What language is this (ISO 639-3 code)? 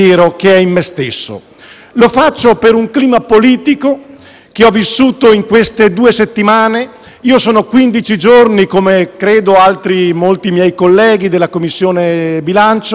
ita